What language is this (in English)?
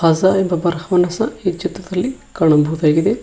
Kannada